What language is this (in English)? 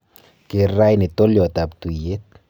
Kalenjin